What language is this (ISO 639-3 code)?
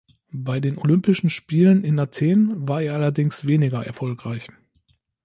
deu